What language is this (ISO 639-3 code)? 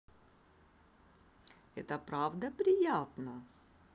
rus